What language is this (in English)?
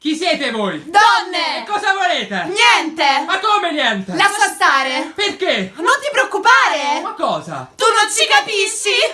Italian